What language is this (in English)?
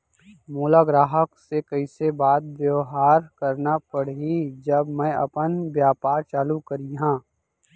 Chhattisgarhi